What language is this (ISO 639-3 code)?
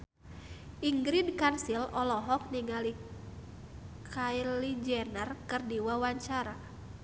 sun